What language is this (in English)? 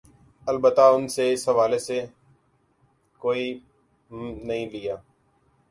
Urdu